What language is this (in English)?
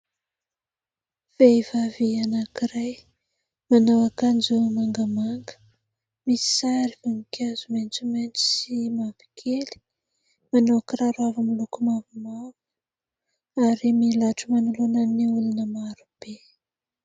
Malagasy